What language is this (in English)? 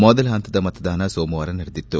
Kannada